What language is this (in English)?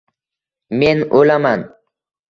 Uzbek